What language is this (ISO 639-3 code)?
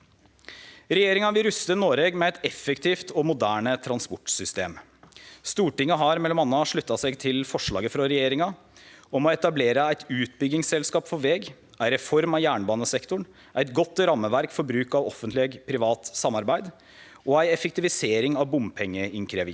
nor